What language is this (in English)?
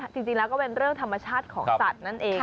Thai